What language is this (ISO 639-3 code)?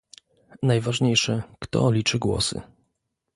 pol